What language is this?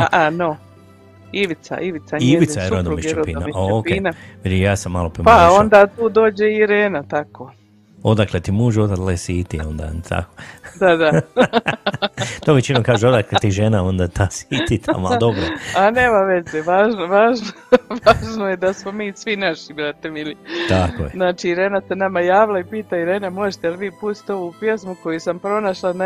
Croatian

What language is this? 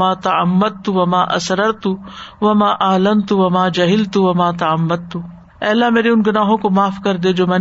Urdu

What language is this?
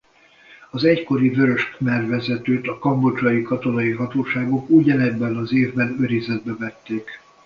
Hungarian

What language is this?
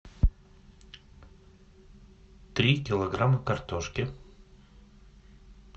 Russian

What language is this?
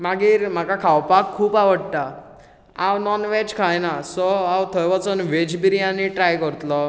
Konkani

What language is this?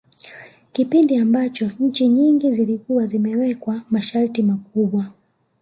Swahili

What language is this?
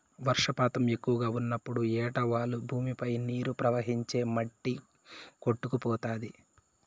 Telugu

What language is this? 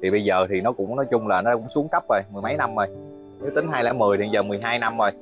Vietnamese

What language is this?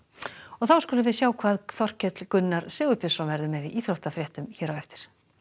Icelandic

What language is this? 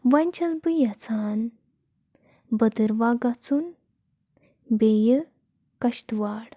Kashmiri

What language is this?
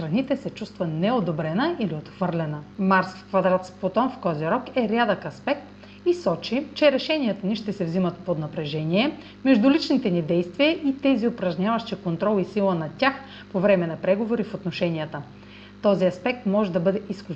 Bulgarian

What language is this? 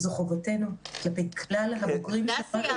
Hebrew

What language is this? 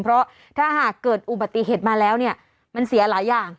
Thai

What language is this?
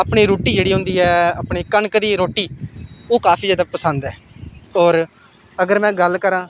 Dogri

